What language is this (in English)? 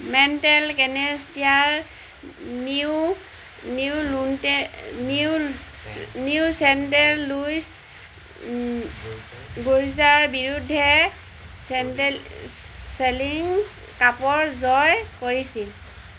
Assamese